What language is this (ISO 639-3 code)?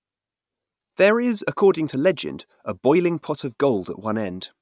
eng